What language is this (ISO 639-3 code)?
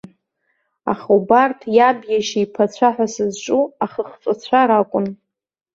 abk